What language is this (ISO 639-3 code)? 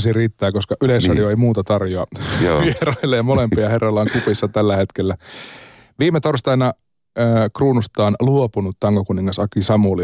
fin